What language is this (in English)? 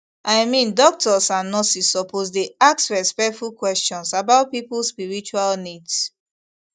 Nigerian Pidgin